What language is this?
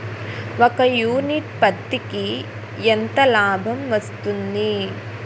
Telugu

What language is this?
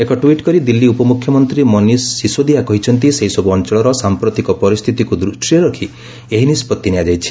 Odia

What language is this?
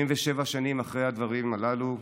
Hebrew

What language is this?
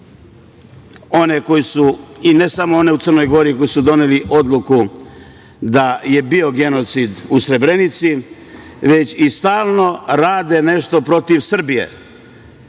Serbian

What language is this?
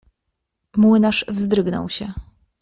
Polish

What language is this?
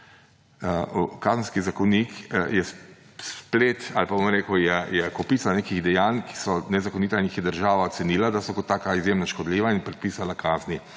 Slovenian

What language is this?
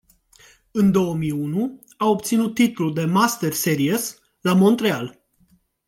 Romanian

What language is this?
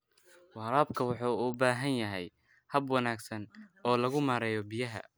Somali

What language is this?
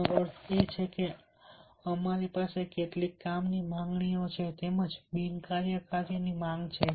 Gujarati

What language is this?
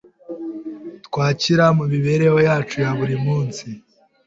Kinyarwanda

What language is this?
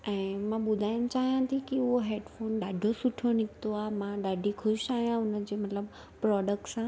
Sindhi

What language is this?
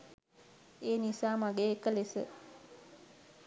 Sinhala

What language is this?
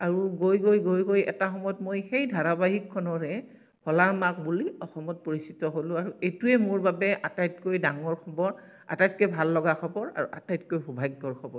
Assamese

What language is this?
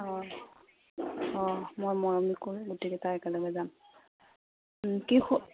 Assamese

